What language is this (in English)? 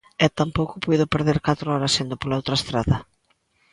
Galician